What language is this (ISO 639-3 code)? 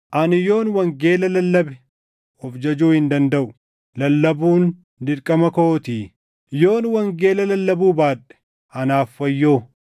orm